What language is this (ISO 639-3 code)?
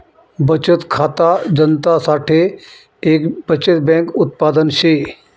mar